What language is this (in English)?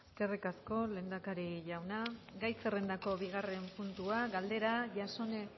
Basque